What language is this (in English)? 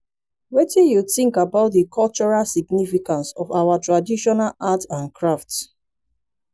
Nigerian Pidgin